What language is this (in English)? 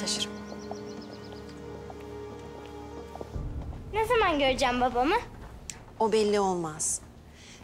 Turkish